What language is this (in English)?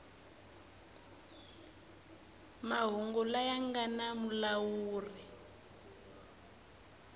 Tsonga